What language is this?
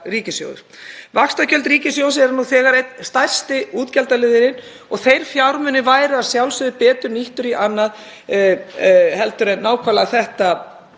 Icelandic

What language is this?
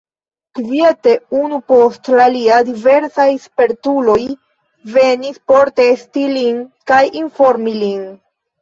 Esperanto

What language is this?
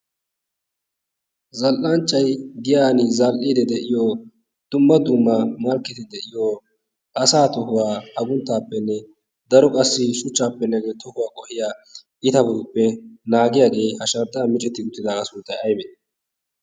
Wolaytta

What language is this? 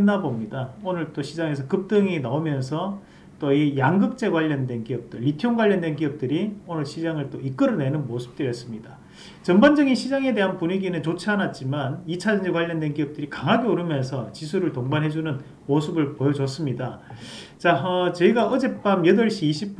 Korean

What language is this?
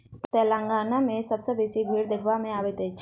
Maithili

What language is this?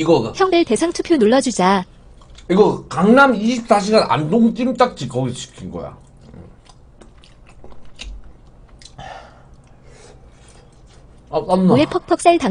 Korean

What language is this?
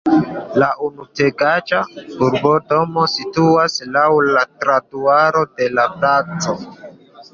Esperanto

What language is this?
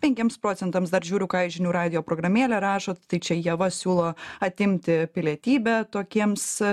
Lithuanian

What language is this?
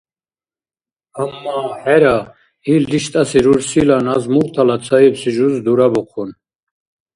Dargwa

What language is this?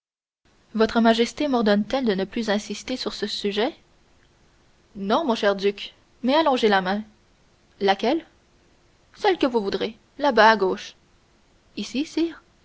French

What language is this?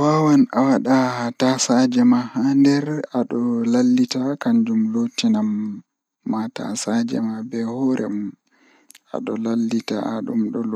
Fula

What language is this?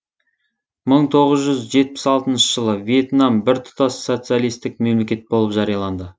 Kazakh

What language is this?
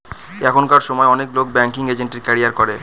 Bangla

